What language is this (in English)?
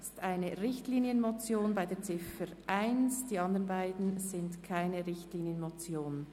Swiss German